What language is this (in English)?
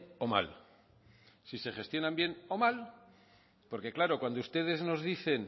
Spanish